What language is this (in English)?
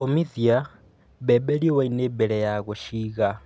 Kikuyu